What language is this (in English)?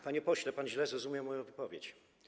Polish